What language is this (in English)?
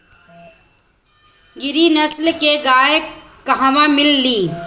Bhojpuri